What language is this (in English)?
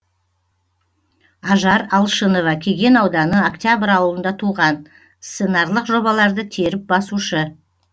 Kazakh